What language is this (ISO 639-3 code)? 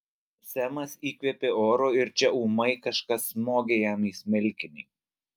lit